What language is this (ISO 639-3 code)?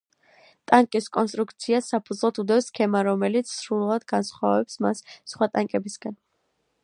kat